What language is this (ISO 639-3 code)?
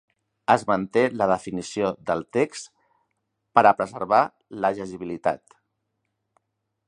cat